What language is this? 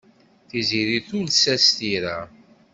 Kabyle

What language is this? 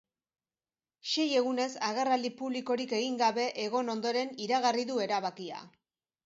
Basque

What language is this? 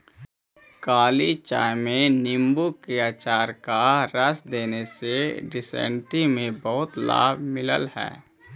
Magahi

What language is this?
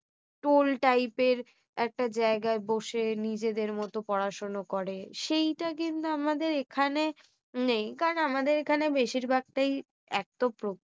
Bangla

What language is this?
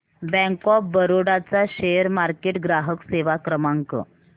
Marathi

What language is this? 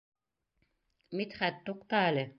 Bashkir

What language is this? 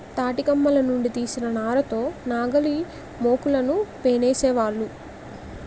Telugu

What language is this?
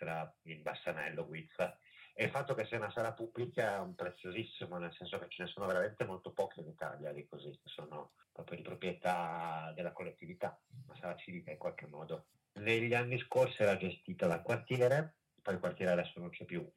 Italian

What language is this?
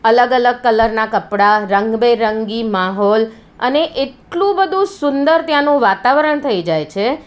Gujarati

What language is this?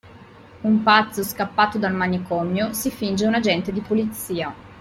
Italian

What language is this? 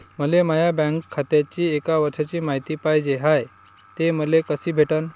Marathi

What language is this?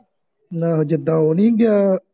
Punjabi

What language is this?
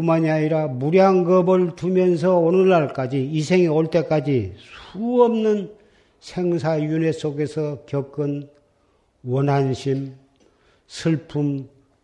Korean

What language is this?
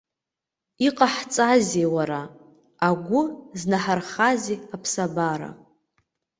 Abkhazian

